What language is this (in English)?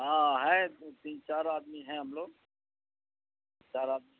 Urdu